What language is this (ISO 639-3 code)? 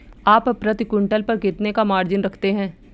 hin